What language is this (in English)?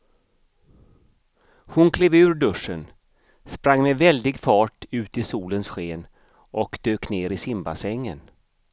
Swedish